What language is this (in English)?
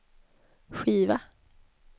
Swedish